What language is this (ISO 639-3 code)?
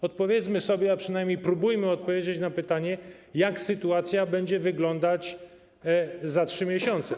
pol